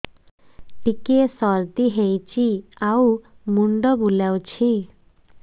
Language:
Odia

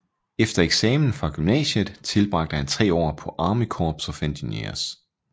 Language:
Danish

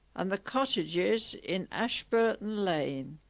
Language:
English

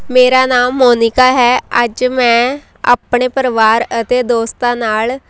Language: Punjabi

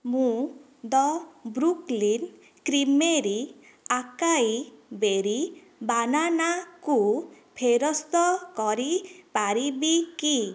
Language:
Odia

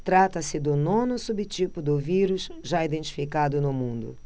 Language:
Portuguese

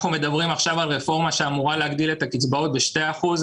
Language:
Hebrew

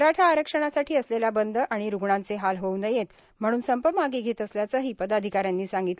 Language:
Marathi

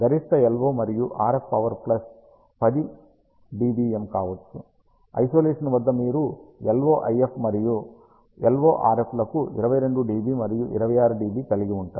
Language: Telugu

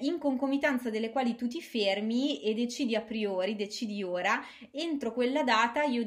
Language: Italian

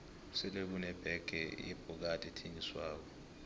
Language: South Ndebele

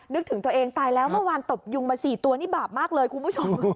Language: Thai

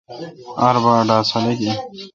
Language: Kalkoti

